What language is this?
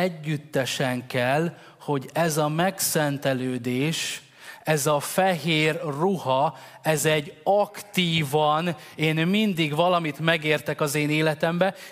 Hungarian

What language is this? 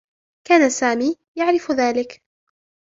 Arabic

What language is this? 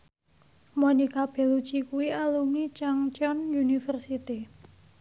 Javanese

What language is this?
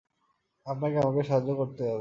Bangla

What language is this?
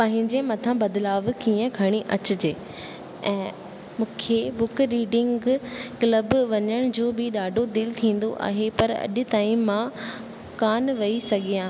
Sindhi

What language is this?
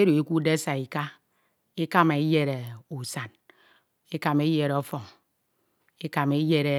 Ito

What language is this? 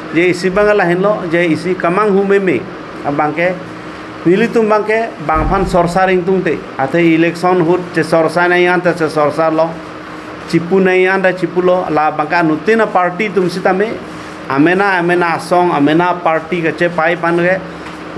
Bangla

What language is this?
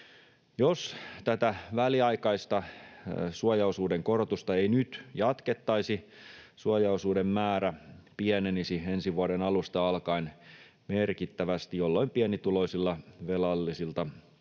Finnish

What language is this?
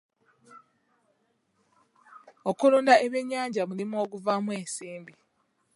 Ganda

